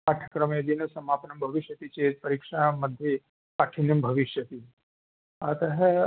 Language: Sanskrit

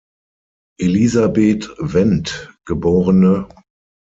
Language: German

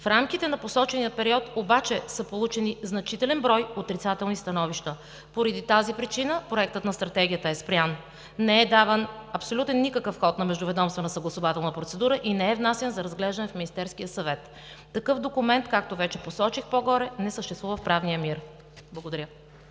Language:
Bulgarian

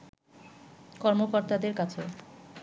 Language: Bangla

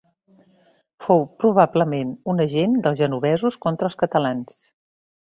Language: Catalan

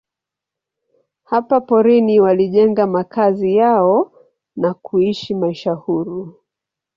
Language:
Swahili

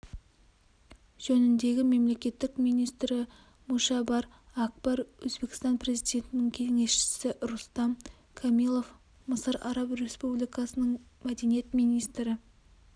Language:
Kazakh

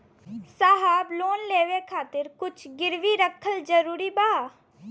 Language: Bhojpuri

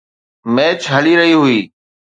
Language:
Sindhi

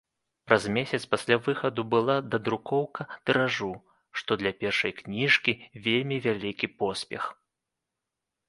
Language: Belarusian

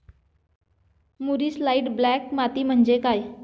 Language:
Marathi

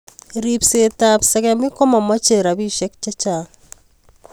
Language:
Kalenjin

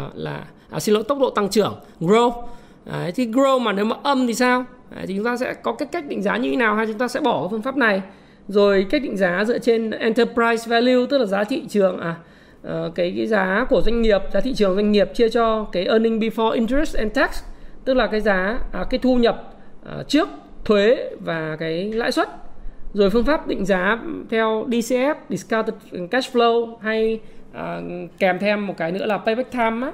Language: Vietnamese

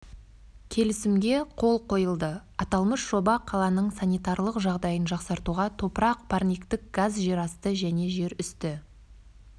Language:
Kazakh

